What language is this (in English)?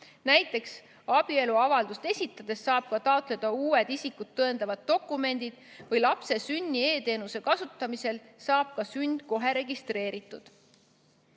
Estonian